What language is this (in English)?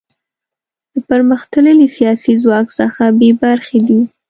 Pashto